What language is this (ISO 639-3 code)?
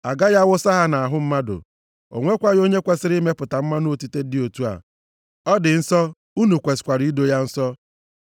ibo